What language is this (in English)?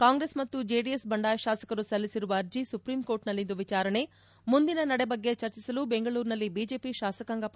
Kannada